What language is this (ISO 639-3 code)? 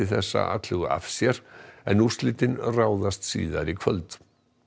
isl